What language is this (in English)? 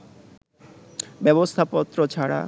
Bangla